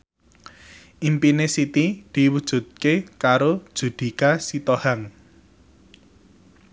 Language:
Javanese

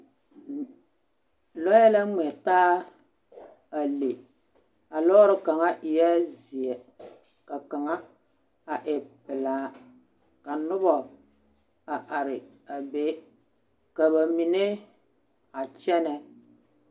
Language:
Southern Dagaare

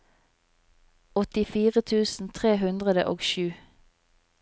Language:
Norwegian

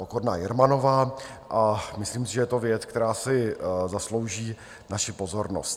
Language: Czech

